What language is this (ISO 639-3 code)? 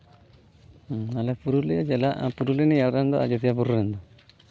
sat